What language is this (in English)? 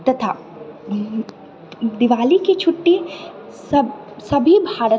Maithili